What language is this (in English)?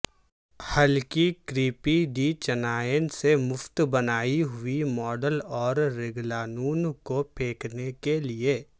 Urdu